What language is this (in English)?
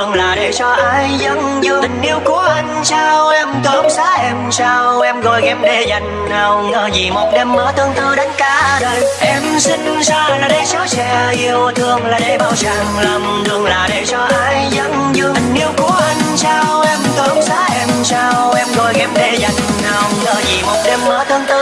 Vietnamese